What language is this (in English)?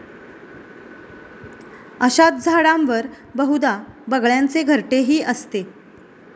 Marathi